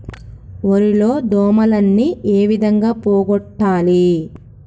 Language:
Telugu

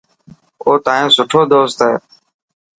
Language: Dhatki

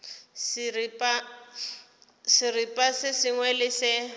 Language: Northern Sotho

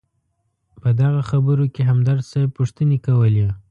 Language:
Pashto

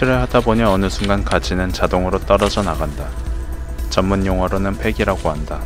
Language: Korean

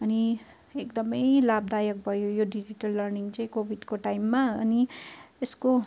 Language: Nepali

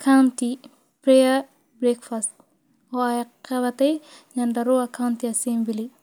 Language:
Somali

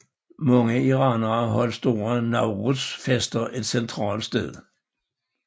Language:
Danish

